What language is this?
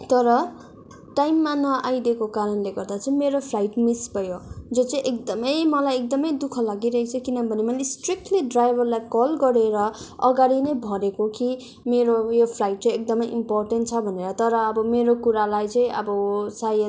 Nepali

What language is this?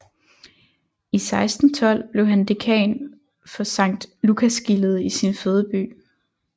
Danish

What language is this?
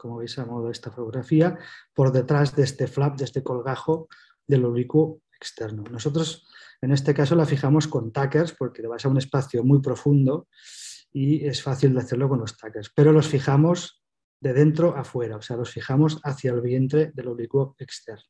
Spanish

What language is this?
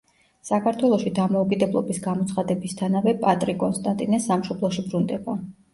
Georgian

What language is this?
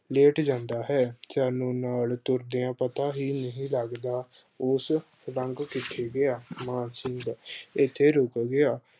Punjabi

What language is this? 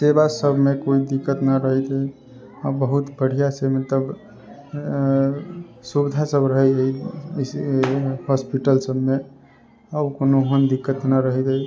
Maithili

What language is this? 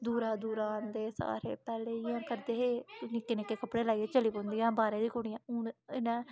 Dogri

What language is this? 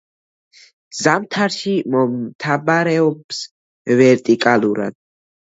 Georgian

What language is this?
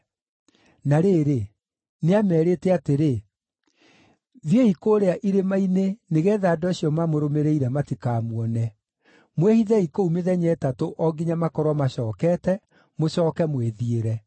Kikuyu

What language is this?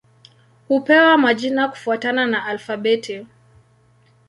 Swahili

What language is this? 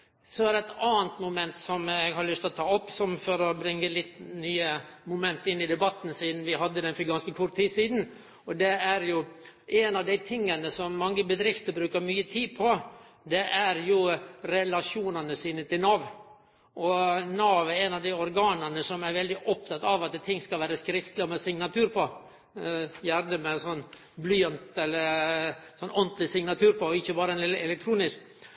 Norwegian Nynorsk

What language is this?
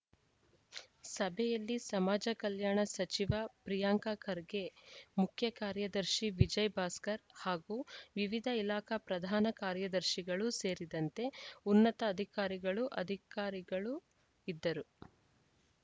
Kannada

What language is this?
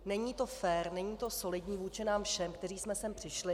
Czech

